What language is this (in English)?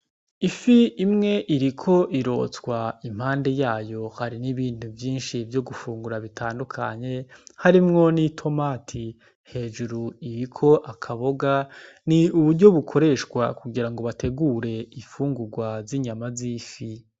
Rundi